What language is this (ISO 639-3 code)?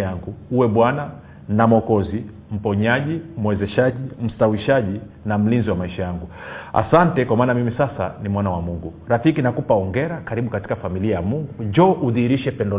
swa